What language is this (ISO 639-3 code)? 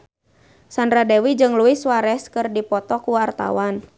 sun